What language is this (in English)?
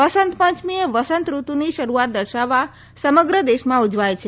Gujarati